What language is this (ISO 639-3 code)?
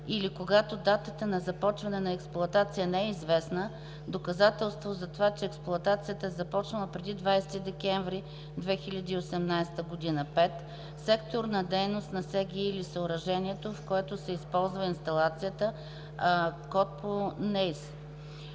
bul